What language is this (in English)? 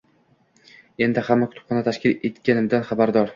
Uzbek